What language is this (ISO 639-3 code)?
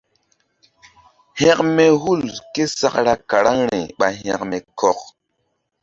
mdd